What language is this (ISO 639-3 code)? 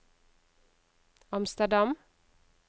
nor